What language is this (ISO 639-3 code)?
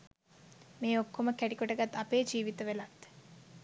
sin